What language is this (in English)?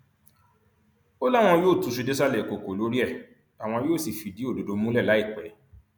Yoruba